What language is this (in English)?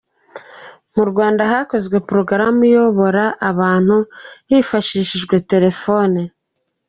Kinyarwanda